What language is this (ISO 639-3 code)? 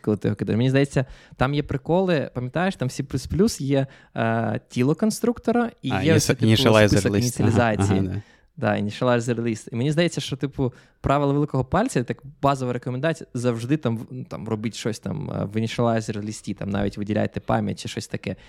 ukr